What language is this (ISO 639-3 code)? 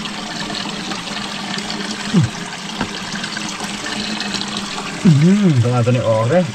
tha